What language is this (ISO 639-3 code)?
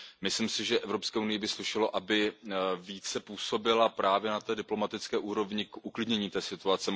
ces